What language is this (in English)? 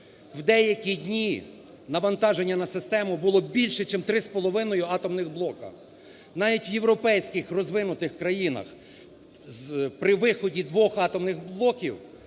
Ukrainian